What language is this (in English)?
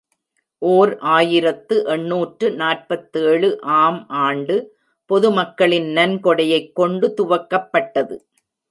Tamil